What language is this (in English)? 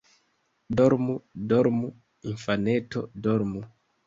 Esperanto